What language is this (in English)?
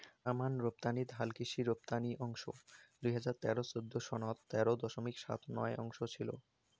Bangla